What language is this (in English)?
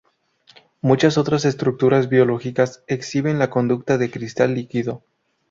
Spanish